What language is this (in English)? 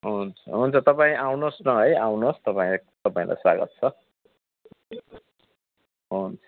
Nepali